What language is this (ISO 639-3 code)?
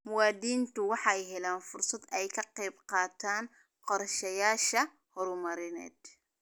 som